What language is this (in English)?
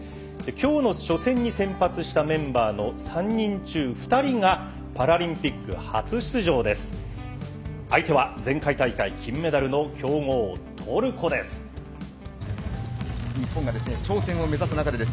Japanese